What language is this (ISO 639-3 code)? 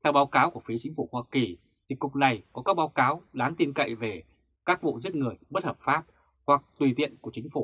vie